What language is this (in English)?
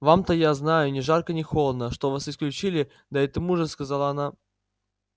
Russian